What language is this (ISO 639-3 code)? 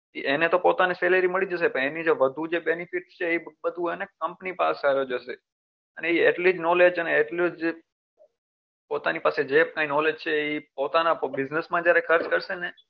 guj